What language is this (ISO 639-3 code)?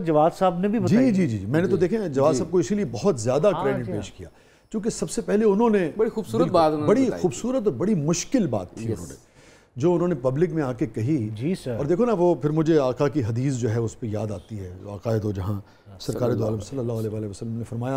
hin